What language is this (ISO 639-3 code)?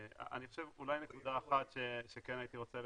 heb